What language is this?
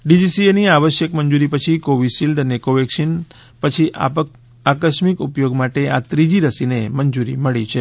Gujarati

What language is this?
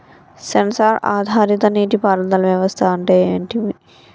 Telugu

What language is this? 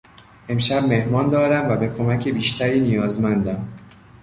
Persian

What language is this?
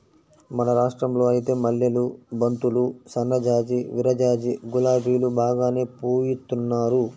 Telugu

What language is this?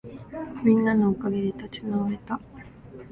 Japanese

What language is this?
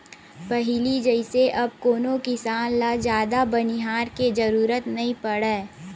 Chhattisgarhi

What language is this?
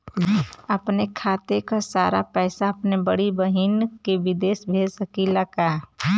Bhojpuri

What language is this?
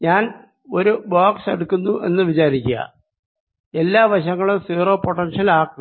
Malayalam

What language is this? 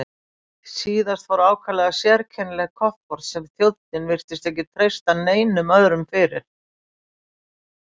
Icelandic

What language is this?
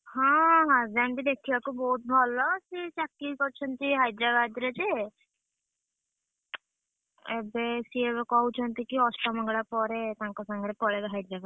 Odia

